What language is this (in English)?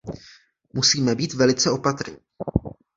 Czech